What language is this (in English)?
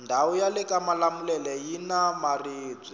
Tsonga